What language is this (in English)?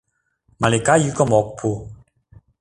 Mari